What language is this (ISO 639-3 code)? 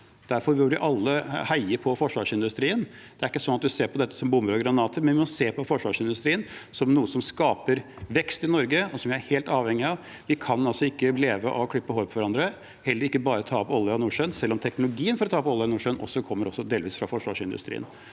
nor